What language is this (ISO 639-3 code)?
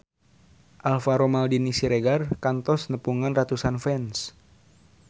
sun